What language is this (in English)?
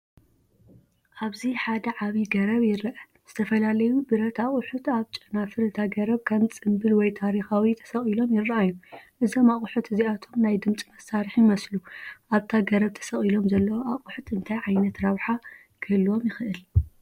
Tigrinya